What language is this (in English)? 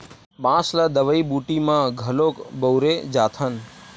Chhattisgarhi